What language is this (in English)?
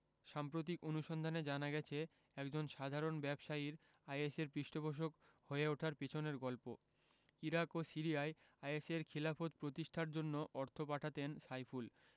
Bangla